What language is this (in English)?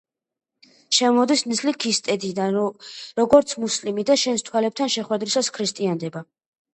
Georgian